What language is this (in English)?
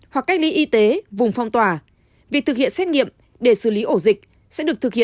Vietnamese